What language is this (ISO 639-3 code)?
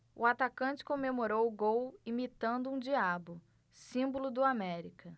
por